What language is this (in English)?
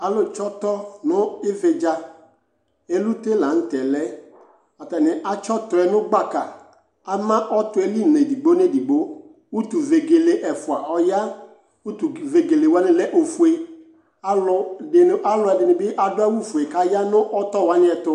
Ikposo